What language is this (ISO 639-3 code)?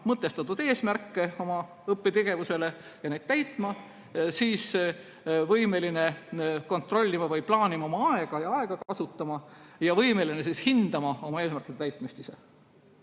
est